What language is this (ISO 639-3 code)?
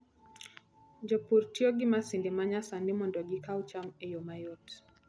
luo